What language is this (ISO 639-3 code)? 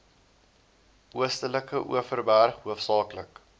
afr